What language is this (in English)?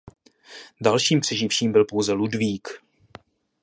Czech